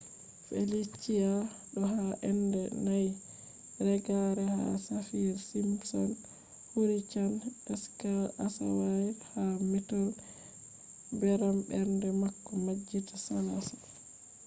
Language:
Fula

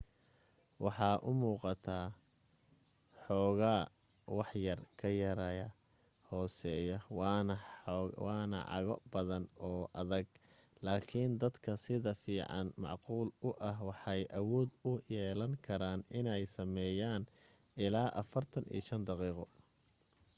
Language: Somali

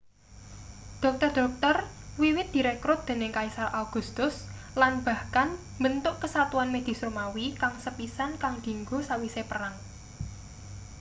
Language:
Javanese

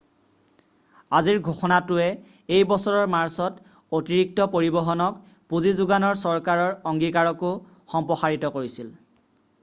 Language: Assamese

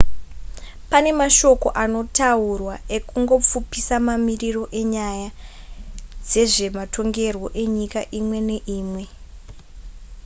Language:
Shona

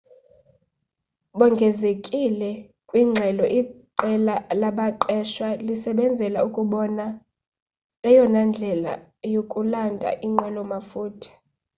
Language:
Xhosa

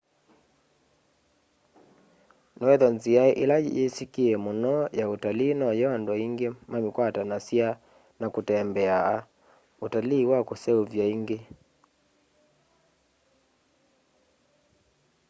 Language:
Kamba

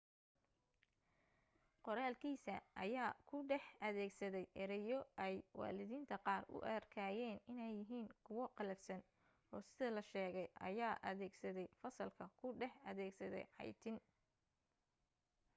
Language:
Somali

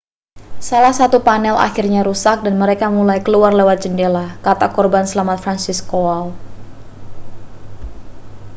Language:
Indonesian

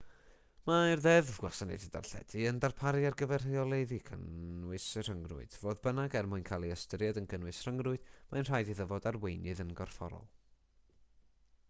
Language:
Welsh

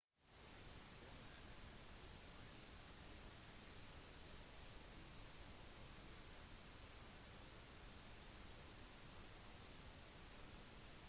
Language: Norwegian Bokmål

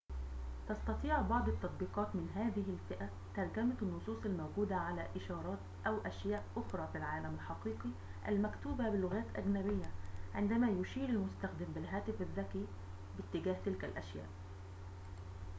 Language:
Arabic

